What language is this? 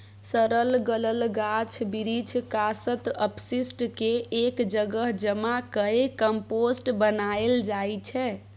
Maithili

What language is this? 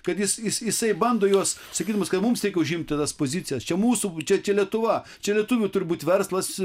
Lithuanian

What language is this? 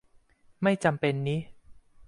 Thai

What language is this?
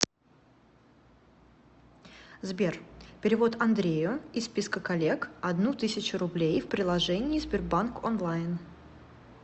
Russian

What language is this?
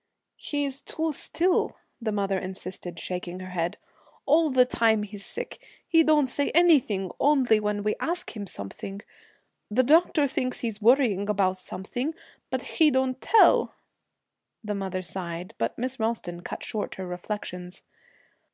English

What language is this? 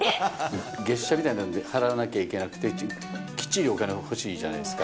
Japanese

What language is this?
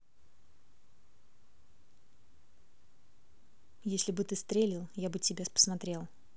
Russian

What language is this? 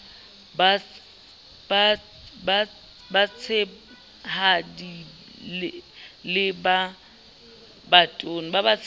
Southern Sotho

